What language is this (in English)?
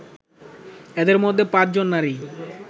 Bangla